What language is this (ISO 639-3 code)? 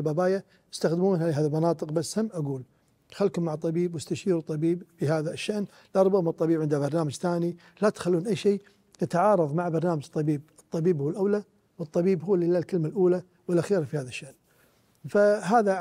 ara